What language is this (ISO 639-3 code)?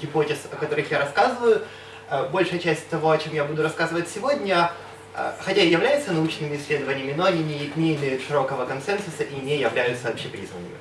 rus